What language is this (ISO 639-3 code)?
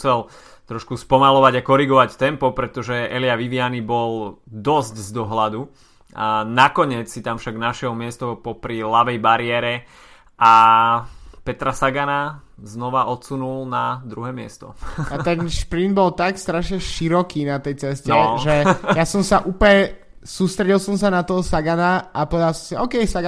slk